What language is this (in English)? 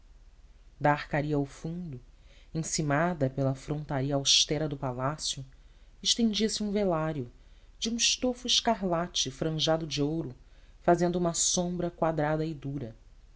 Portuguese